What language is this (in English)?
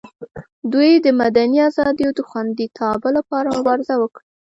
Pashto